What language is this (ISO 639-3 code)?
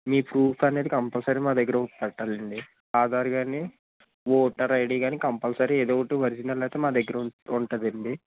tel